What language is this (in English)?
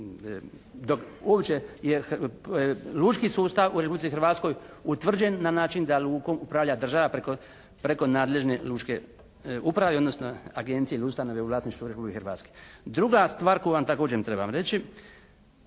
Croatian